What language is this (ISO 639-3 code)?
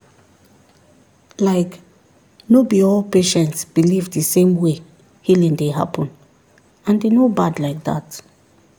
pcm